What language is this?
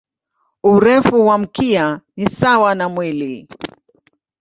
Swahili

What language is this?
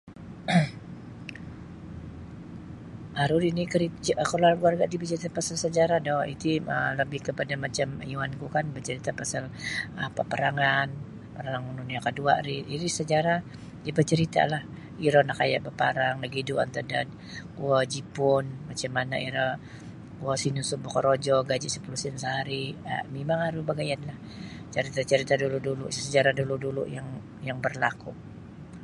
Sabah Bisaya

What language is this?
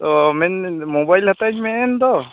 Santali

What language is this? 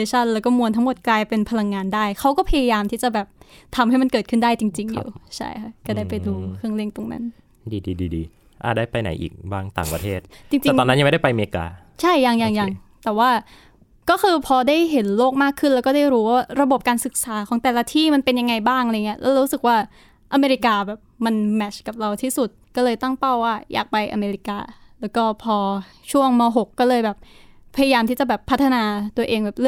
Thai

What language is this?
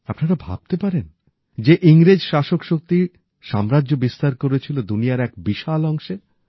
Bangla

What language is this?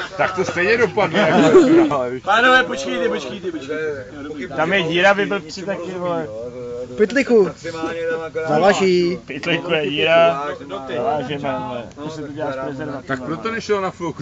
Czech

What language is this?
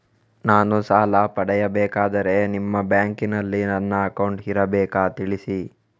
Kannada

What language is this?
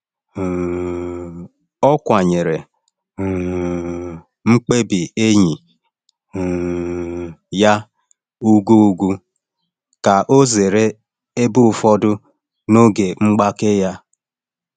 Igbo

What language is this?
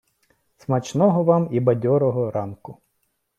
Ukrainian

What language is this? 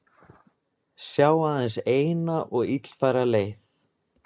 Icelandic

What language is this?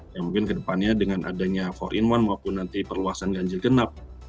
Indonesian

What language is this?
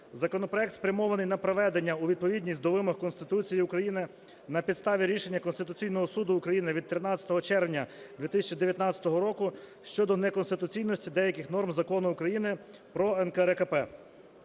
Ukrainian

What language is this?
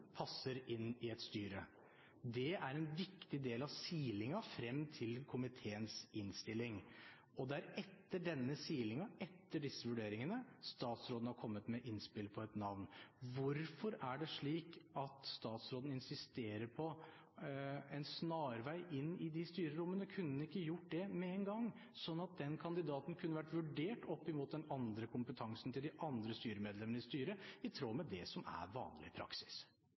Norwegian Bokmål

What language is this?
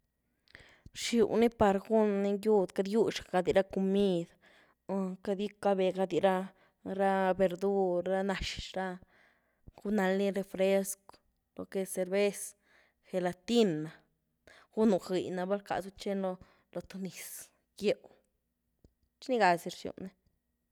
Güilá Zapotec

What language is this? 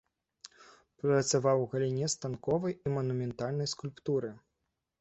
Belarusian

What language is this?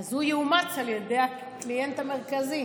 Hebrew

